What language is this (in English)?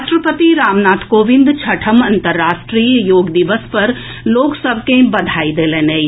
Maithili